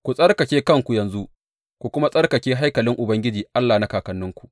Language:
Hausa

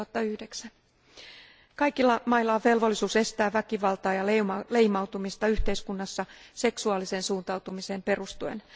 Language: Finnish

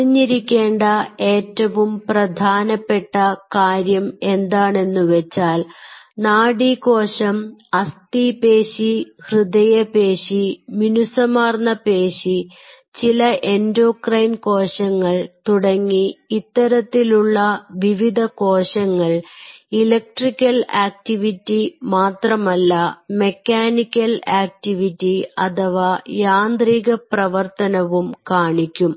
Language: Malayalam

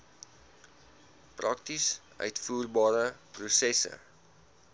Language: Afrikaans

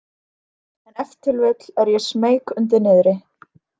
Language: Icelandic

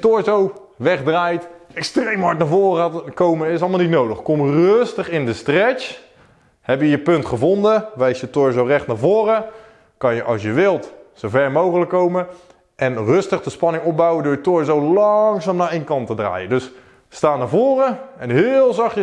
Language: Dutch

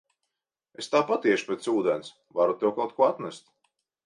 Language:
Latvian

